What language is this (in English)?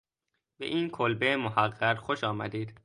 Persian